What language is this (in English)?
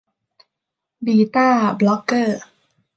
Thai